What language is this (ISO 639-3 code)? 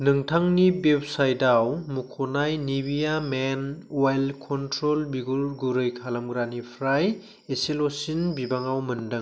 brx